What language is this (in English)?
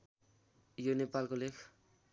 Nepali